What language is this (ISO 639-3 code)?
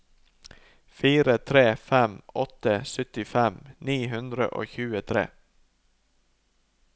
nor